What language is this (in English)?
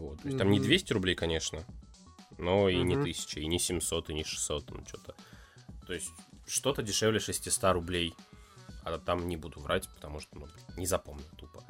Russian